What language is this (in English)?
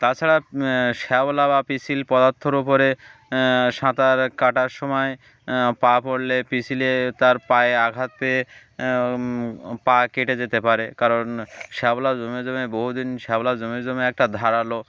Bangla